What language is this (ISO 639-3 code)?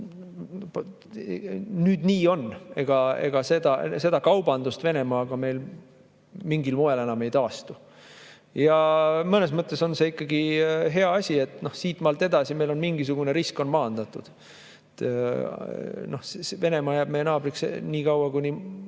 est